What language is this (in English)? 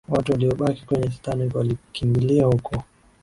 Swahili